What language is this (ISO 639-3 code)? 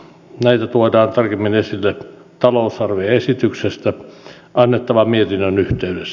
fin